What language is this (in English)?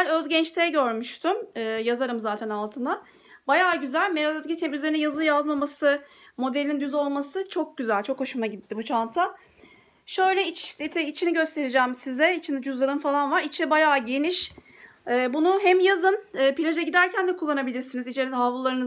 Turkish